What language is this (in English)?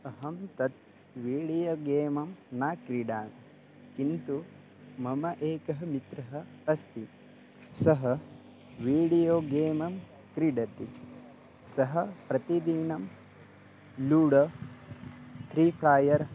Sanskrit